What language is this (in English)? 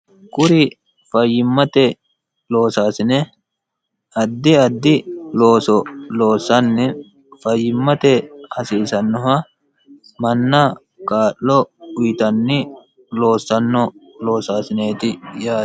Sidamo